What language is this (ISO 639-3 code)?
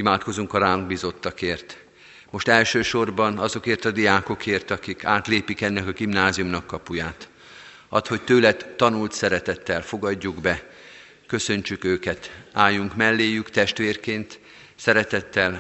hun